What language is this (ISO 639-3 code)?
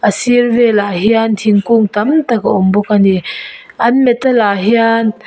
lus